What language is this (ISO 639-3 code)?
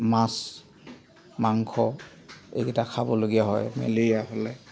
asm